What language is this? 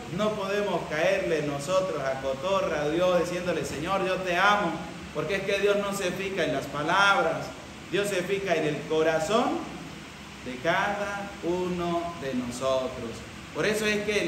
Spanish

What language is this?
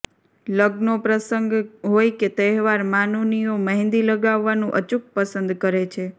Gujarati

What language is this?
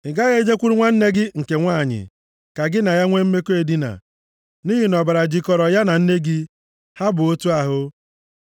Igbo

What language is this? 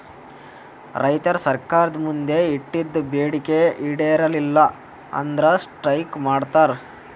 Kannada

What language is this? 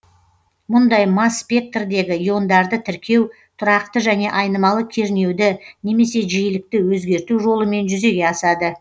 Kazakh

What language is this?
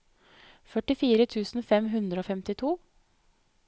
Norwegian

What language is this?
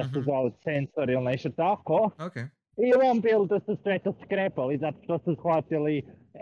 Croatian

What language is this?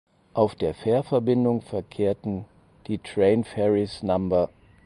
German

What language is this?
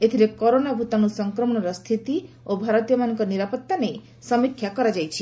Odia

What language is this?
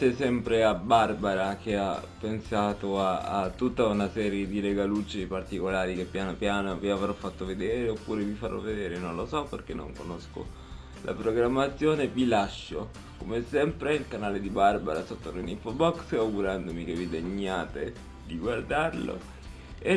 Italian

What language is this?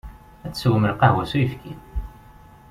Kabyle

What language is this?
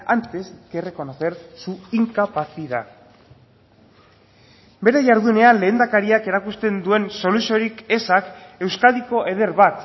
Basque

